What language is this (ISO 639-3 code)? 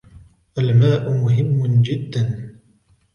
ara